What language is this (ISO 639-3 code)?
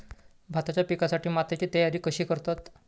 mar